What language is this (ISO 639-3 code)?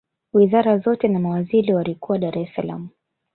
swa